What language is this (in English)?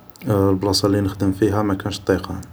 Algerian Arabic